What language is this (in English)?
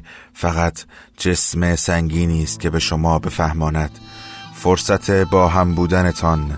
Persian